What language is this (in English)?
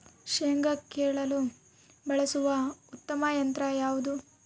Kannada